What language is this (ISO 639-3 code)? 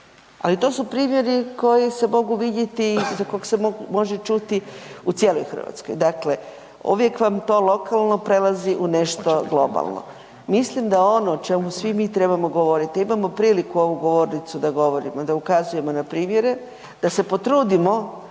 hrv